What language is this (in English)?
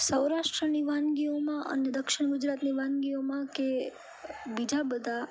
Gujarati